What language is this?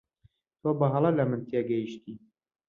Central Kurdish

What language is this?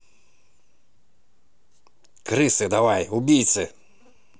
Russian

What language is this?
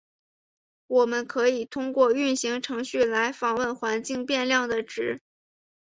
Chinese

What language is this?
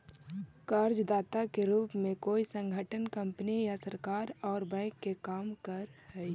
Magahi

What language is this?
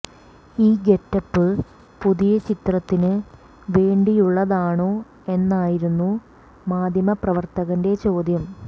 Malayalam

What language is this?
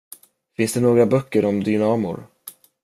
Swedish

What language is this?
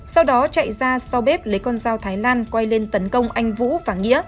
Vietnamese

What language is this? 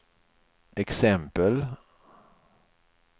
Swedish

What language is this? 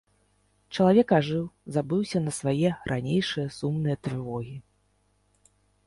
Belarusian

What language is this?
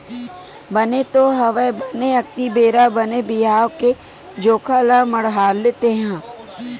Chhattisgarhi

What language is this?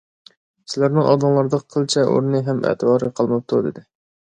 Uyghur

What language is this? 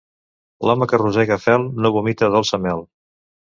Catalan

